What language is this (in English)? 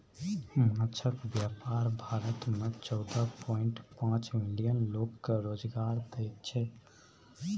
Maithili